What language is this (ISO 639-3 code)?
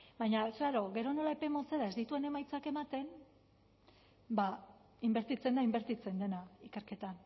eus